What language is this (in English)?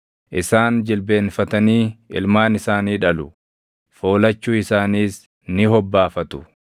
Oromo